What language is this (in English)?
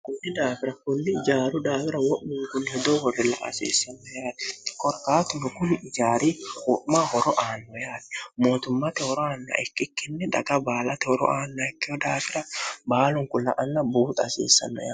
Sidamo